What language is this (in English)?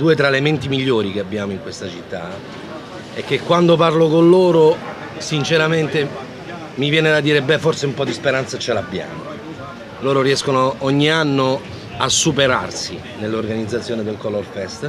Italian